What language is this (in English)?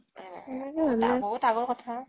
Assamese